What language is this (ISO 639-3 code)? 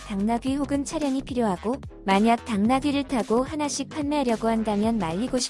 kor